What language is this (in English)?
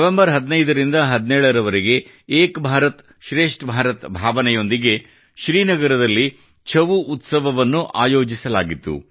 Kannada